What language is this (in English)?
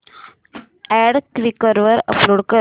Marathi